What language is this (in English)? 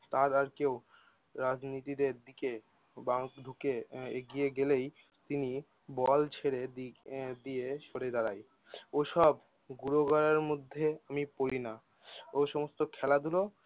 Bangla